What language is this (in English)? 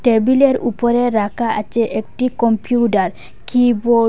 Bangla